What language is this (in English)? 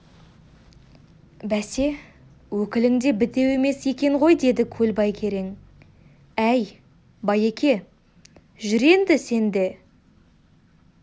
Kazakh